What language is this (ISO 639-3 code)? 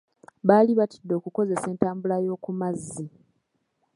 lug